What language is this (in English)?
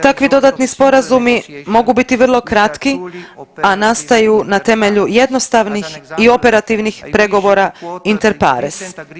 Croatian